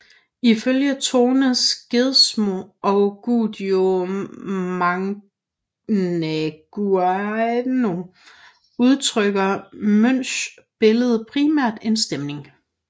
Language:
Danish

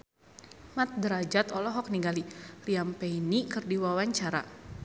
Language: Sundanese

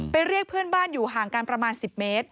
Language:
Thai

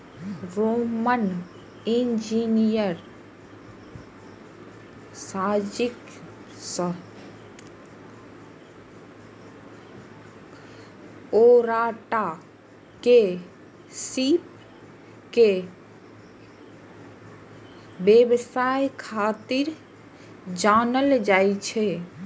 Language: Maithili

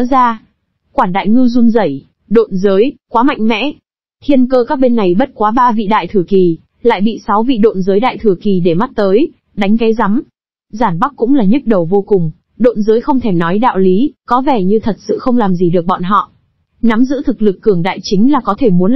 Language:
Vietnamese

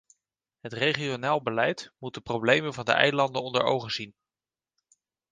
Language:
Dutch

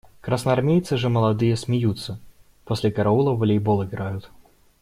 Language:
Russian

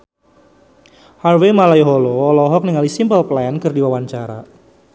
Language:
Sundanese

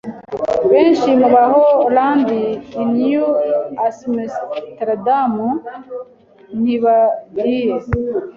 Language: Kinyarwanda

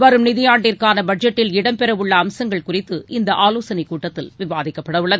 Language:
Tamil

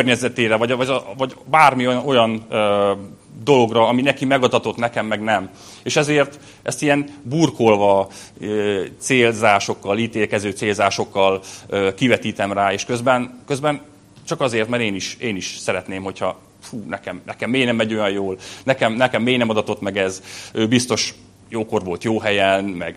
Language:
Hungarian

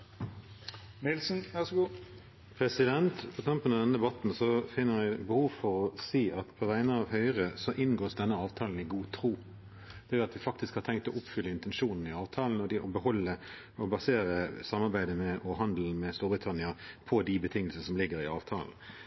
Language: Norwegian Bokmål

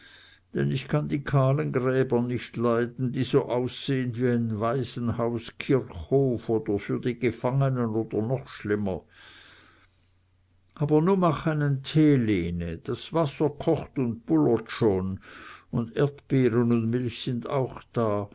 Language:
German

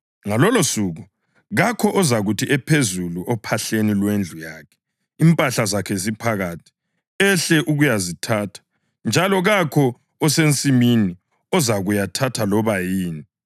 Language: North Ndebele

